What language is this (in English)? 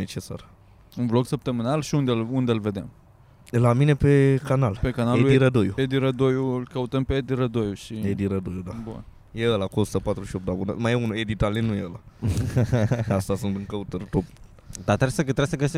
Romanian